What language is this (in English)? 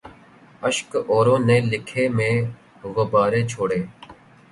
Urdu